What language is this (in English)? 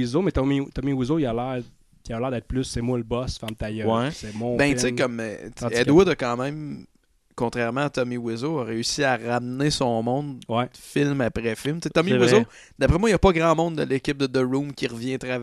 French